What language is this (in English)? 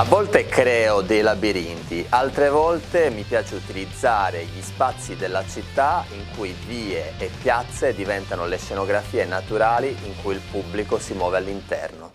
Italian